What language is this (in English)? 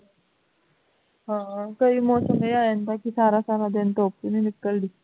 Punjabi